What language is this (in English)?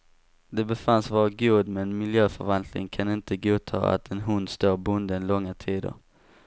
Swedish